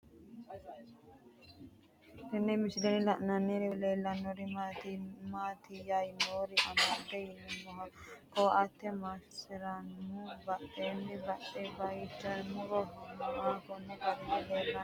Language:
Sidamo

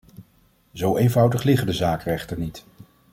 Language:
Dutch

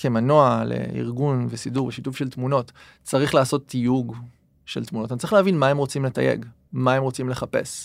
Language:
Hebrew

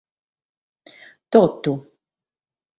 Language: Sardinian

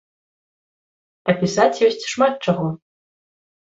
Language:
Belarusian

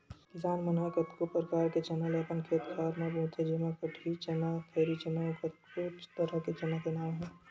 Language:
Chhattisgarhi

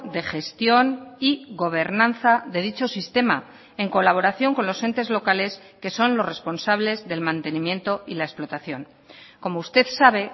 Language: Spanish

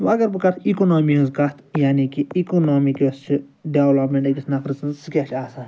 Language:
Kashmiri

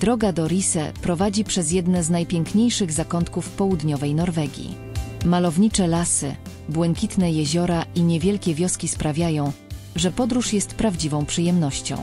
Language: Polish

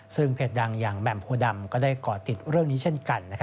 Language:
Thai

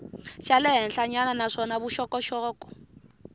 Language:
Tsonga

